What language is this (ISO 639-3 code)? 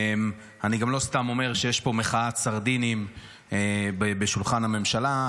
heb